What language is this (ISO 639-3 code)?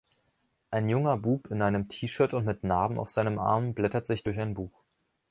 deu